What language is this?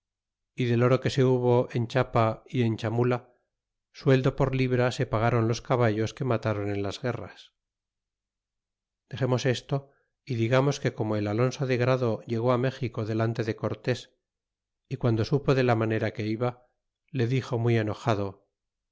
Spanish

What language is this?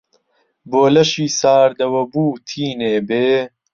Central Kurdish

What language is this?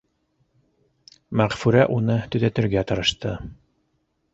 Bashkir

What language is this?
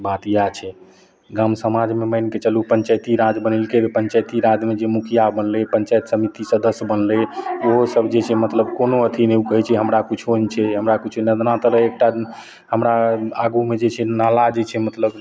Maithili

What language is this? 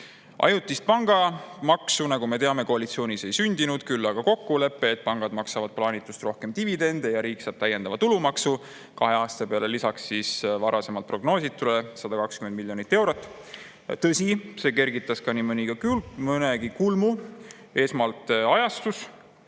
Estonian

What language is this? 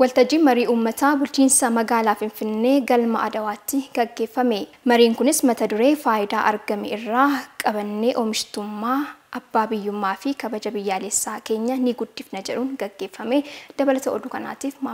Arabic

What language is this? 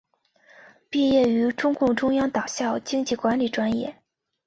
Chinese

